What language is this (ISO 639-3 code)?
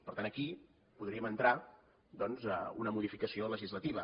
cat